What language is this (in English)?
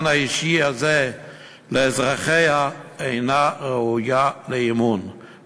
Hebrew